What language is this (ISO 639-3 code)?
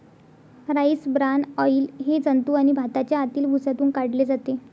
mar